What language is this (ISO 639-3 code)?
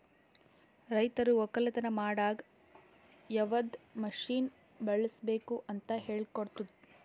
kan